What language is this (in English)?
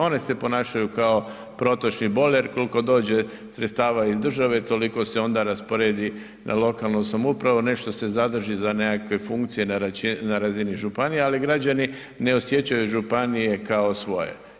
Croatian